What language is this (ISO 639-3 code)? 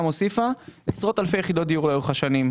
heb